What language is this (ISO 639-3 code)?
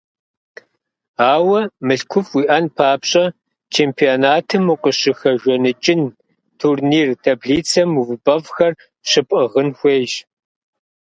kbd